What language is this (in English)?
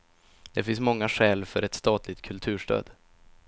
Swedish